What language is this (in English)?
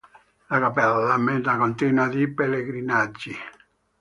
Italian